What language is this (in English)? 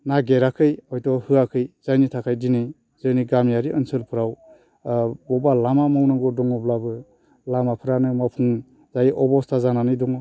Bodo